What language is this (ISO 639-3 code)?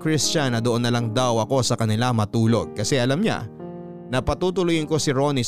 fil